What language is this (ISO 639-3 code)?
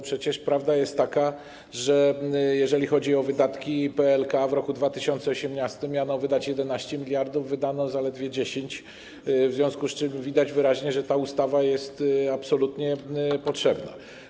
pol